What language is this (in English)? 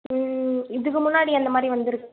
Tamil